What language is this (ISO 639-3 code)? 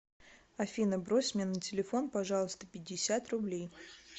rus